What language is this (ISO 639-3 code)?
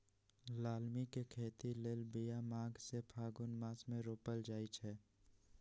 mag